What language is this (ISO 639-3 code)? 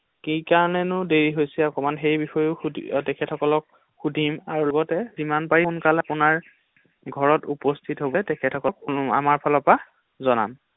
asm